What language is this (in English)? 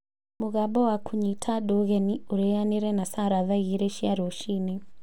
Kikuyu